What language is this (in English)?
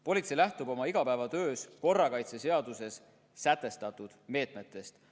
Estonian